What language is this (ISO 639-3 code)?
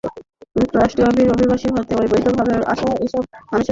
ben